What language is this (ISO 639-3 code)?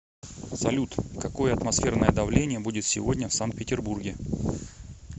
rus